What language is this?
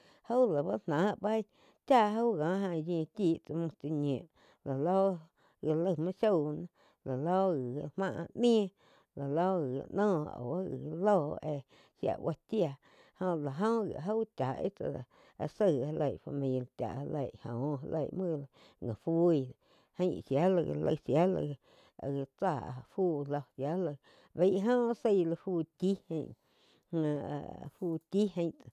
Quiotepec Chinantec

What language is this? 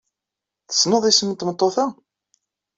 Kabyle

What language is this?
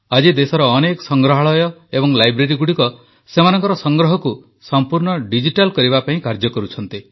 Odia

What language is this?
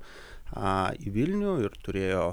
Lithuanian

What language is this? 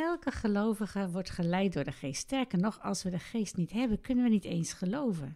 Dutch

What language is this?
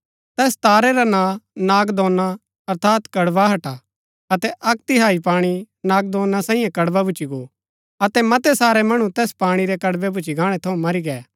Gaddi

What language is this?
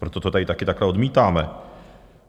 Czech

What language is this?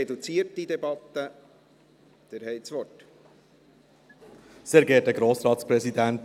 Swiss German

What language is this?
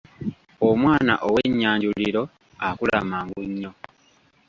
Ganda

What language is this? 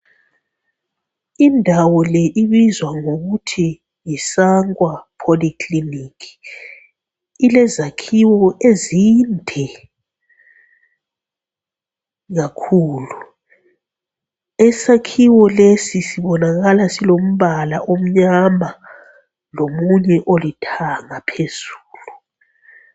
North Ndebele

